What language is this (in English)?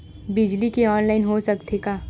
Chhattisgarhi